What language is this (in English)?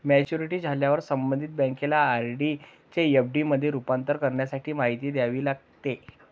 Marathi